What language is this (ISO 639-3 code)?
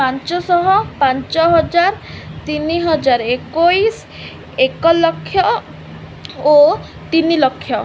ori